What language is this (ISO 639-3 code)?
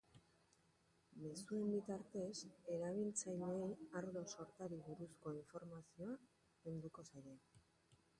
eus